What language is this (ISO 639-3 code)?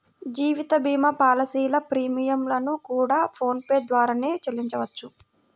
tel